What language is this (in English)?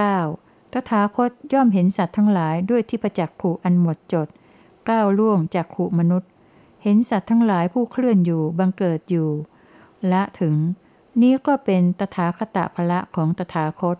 Thai